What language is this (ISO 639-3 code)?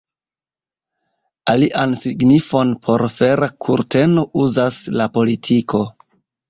epo